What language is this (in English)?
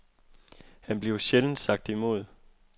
Danish